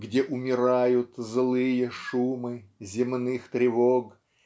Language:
Russian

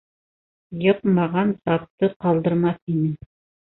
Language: Bashkir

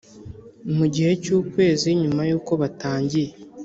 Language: Kinyarwanda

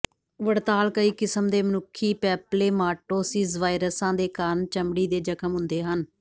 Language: Punjabi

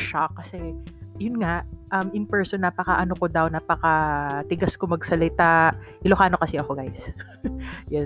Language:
Filipino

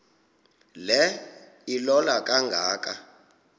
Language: Xhosa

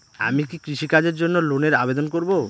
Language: Bangla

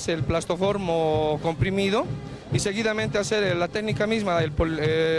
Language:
Spanish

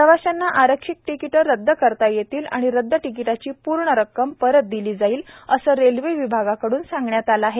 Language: Marathi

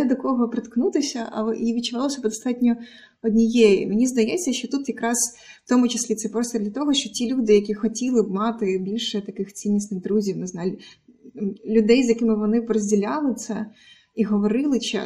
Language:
Ukrainian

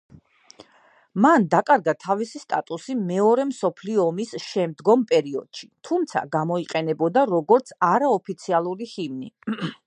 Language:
Georgian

